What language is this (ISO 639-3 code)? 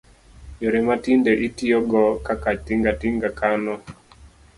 luo